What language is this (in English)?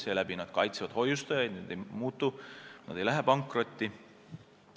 Estonian